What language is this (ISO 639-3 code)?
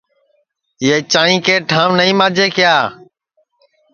ssi